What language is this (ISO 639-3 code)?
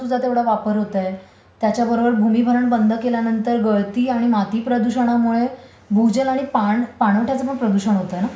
mar